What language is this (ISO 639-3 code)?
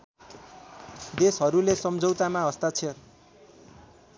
nep